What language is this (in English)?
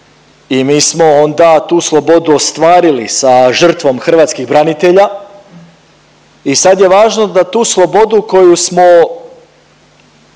Croatian